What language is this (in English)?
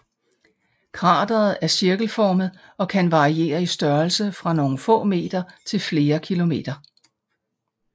Danish